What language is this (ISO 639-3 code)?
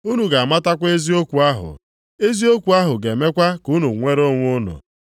ibo